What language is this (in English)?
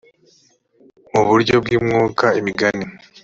Kinyarwanda